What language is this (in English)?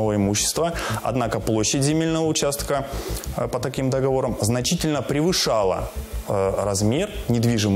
Russian